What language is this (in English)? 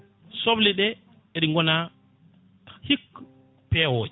Fula